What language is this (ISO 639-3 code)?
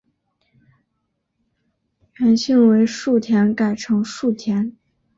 zho